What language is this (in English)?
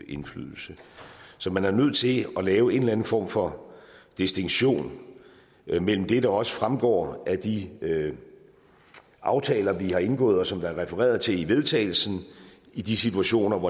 Danish